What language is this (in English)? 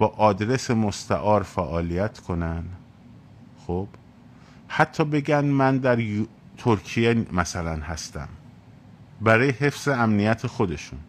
Persian